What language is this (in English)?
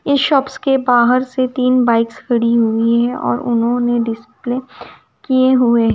Hindi